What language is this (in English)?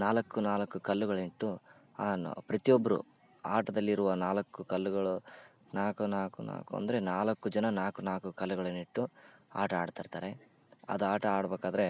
Kannada